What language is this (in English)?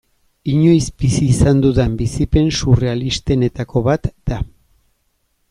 Basque